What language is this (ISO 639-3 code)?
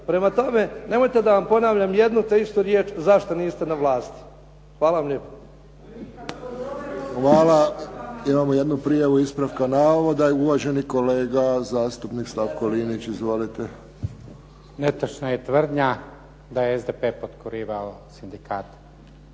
hrv